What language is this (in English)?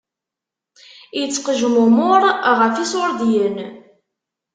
Kabyle